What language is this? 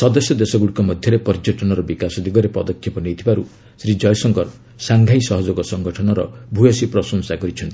Odia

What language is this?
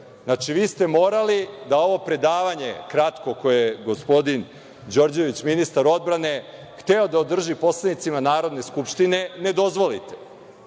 Serbian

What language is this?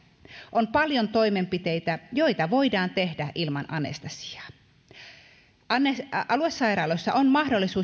Finnish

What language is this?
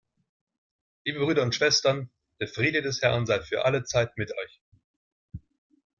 German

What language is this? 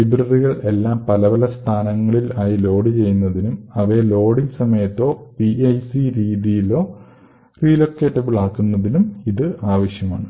Malayalam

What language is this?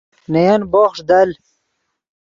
Yidgha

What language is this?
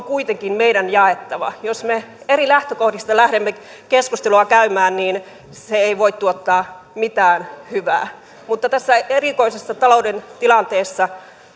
Finnish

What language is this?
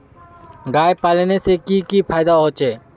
Magahi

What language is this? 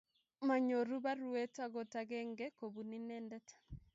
Kalenjin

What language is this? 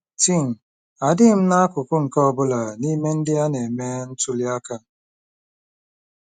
Igbo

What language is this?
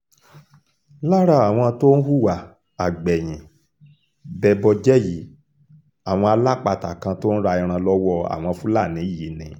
Yoruba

